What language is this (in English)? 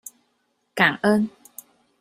Chinese